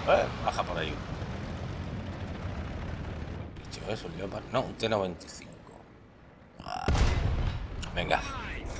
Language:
Spanish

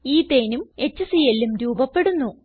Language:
Malayalam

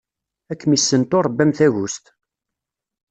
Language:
Kabyle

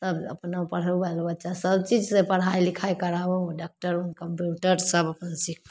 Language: Maithili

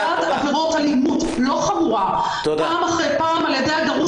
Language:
Hebrew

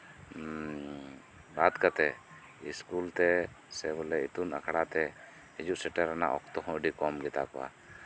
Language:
Santali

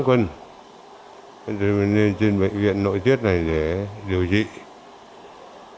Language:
Vietnamese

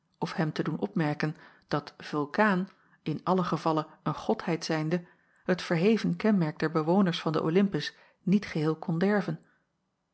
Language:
Dutch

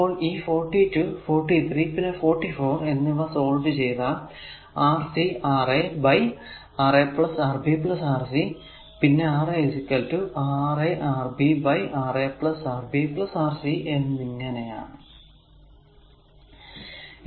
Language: Malayalam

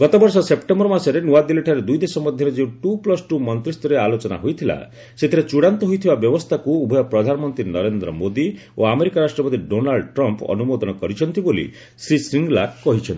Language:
Odia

